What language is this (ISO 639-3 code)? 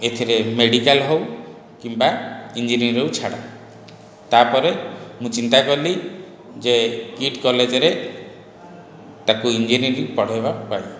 ori